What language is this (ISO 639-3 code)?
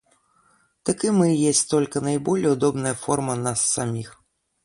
rus